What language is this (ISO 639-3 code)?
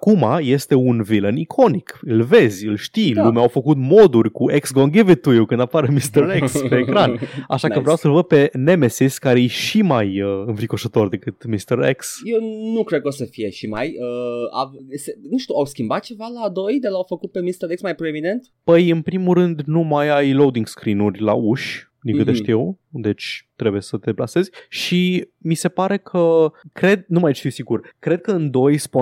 ron